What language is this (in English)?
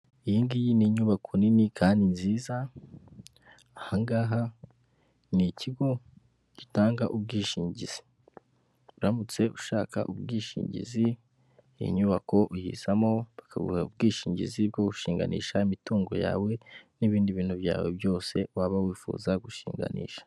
Kinyarwanda